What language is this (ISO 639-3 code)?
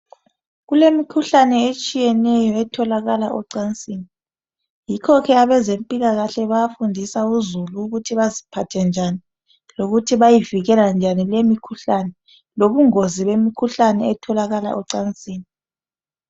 nde